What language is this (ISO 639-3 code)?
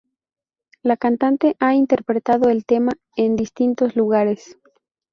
spa